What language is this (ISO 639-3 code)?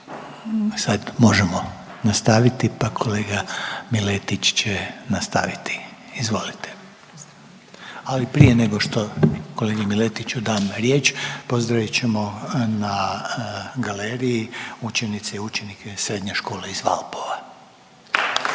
hrv